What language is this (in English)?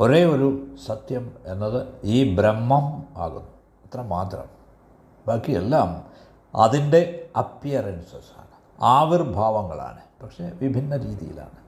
Malayalam